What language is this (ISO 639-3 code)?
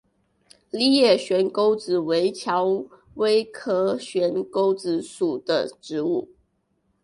zho